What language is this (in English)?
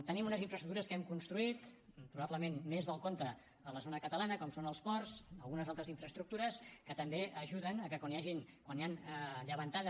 Catalan